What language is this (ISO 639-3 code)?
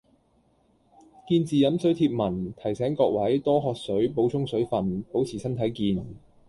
yue